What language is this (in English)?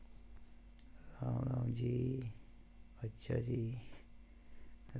Dogri